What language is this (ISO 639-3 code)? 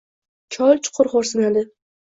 uzb